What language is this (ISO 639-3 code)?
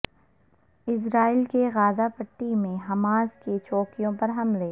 urd